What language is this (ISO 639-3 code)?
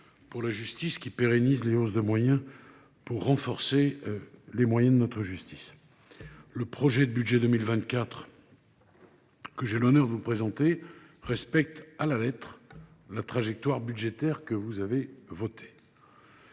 fra